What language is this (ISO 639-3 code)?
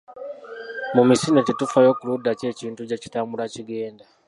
lug